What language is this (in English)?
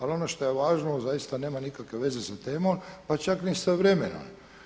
Croatian